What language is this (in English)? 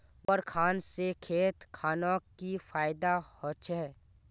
Magahi